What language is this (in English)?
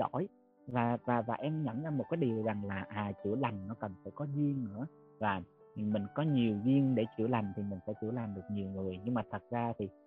Vietnamese